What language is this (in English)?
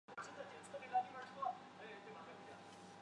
Chinese